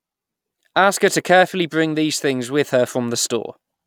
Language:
English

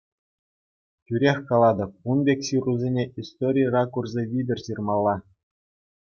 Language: Chuvash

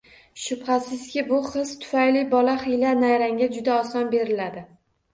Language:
Uzbek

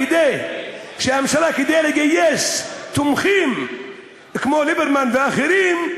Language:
Hebrew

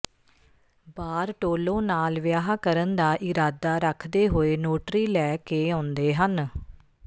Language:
Punjabi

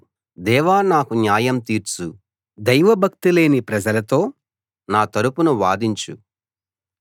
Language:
Telugu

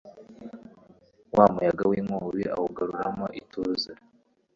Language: Kinyarwanda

